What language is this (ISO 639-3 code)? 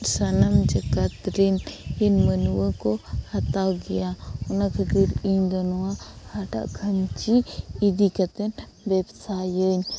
sat